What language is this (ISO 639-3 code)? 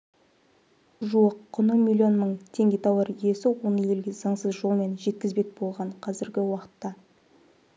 kaz